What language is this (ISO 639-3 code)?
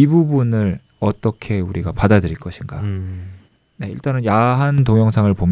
kor